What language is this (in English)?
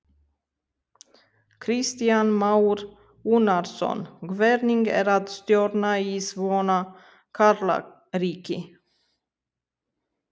Icelandic